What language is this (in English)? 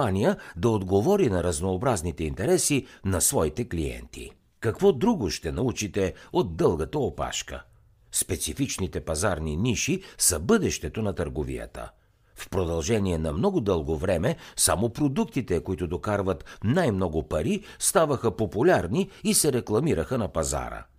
Bulgarian